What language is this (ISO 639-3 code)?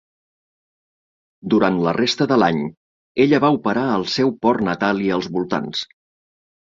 cat